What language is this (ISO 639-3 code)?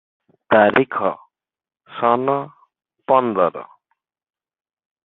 ori